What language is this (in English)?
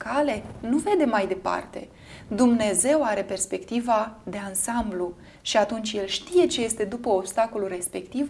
Romanian